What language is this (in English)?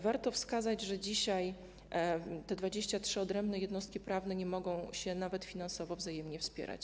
Polish